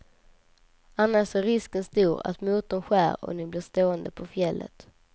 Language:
Swedish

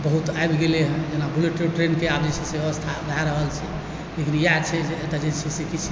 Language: Maithili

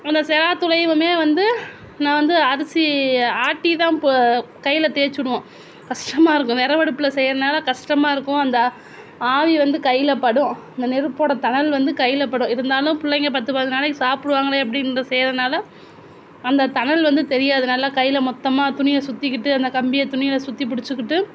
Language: Tamil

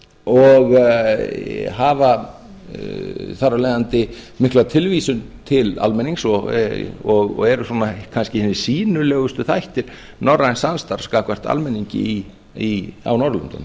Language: Icelandic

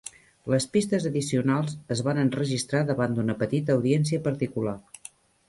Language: Catalan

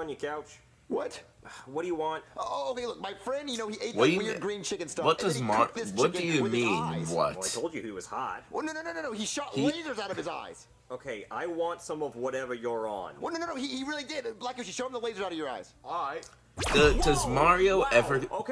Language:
English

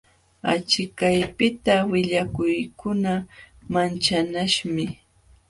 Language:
Jauja Wanca Quechua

